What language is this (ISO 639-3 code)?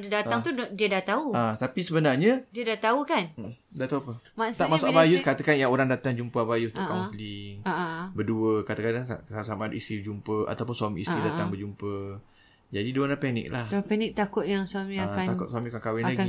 msa